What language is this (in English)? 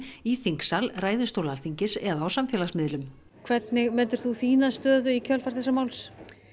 Icelandic